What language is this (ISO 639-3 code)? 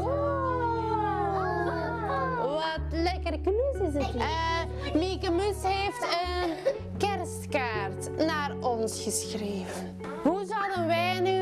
nld